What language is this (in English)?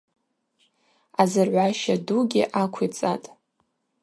Abaza